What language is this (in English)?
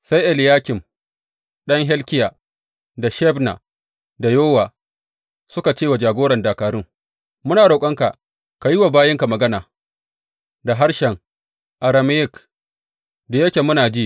Hausa